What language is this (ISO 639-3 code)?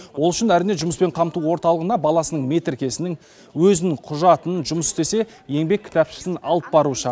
kaz